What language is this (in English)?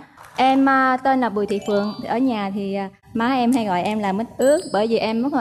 Vietnamese